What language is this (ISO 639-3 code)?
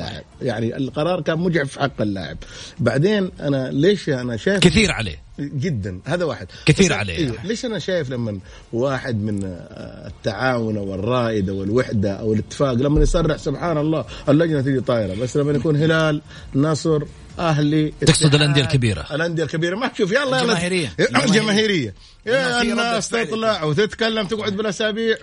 ara